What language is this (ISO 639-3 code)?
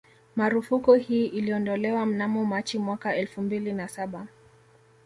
swa